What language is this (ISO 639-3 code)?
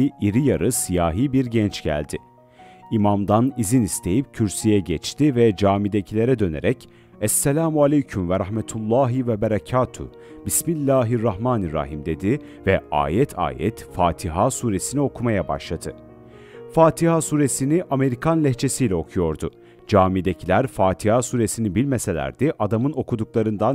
tur